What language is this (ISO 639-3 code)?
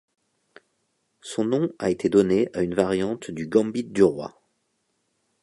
fra